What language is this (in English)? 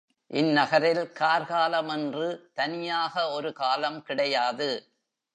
Tamil